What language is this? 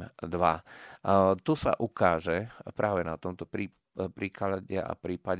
Slovak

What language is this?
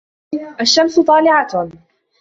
Arabic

